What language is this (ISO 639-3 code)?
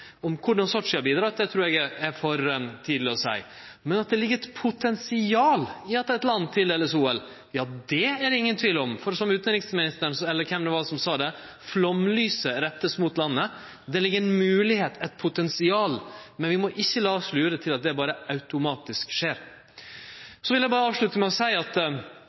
nno